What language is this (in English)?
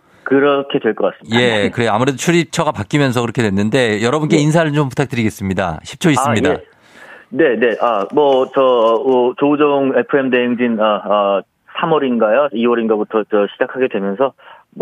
Korean